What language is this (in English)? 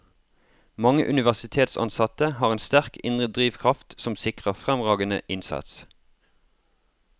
Norwegian